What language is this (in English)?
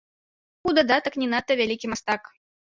Belarusian